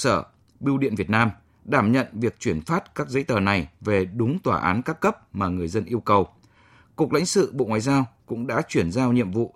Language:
Vietnamese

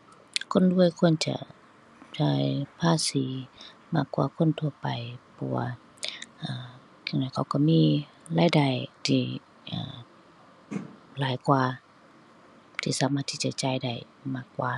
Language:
Thai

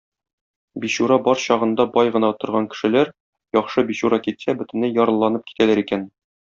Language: Tatar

